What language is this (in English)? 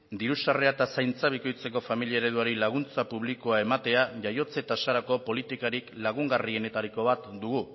Basque